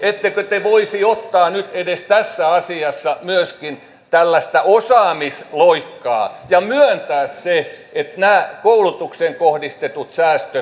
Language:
Finnish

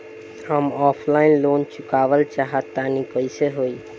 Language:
Bhojpuri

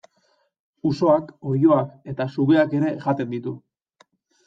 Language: Basque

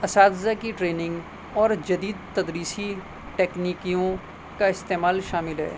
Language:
Urdu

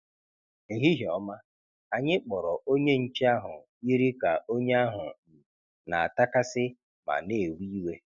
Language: Igbo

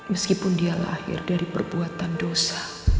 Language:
Indonesian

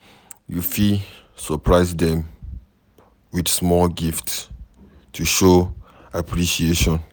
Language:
Nigerian Pidgin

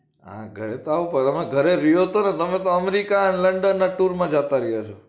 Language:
Gujarati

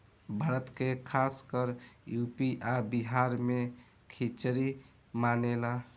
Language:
Bhojpuri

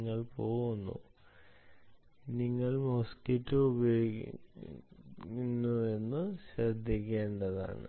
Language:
Malayalam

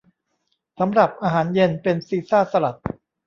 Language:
Thai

